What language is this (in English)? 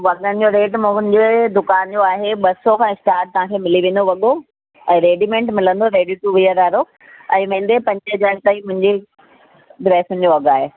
Sindhi